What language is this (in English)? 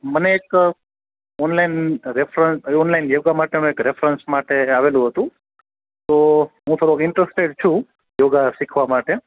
Gujarati